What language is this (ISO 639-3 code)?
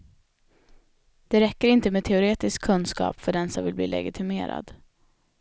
swe